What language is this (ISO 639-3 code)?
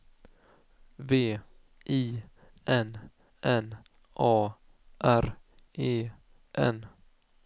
swe